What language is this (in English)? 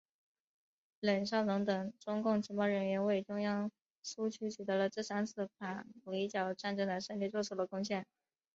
Chinese